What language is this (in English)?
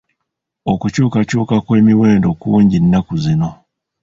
Ganda